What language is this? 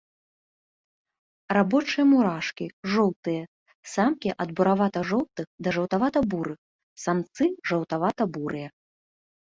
Belarusian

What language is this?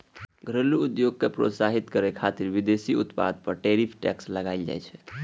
Maithili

